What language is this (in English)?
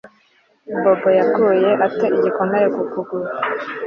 Kinyarwanda